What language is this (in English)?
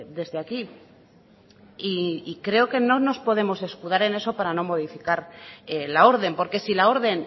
Spanish